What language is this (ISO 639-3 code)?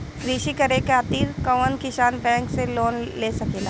bho